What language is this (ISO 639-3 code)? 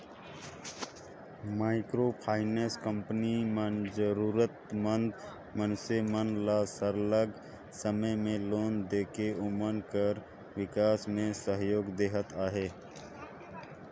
hne